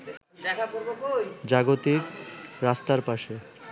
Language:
Bangla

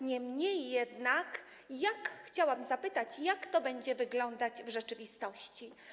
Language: Polish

